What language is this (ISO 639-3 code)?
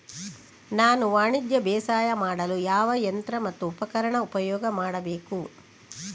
kan